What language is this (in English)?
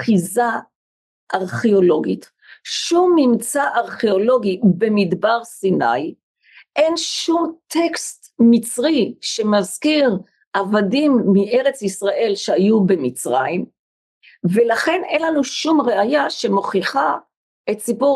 Hebrew